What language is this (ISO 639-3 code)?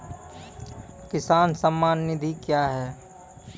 mai